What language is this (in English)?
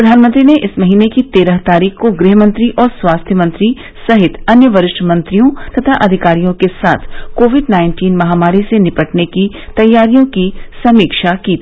Hindi